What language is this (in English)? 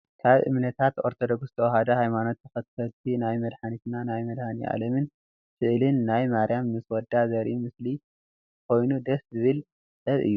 Tigrinya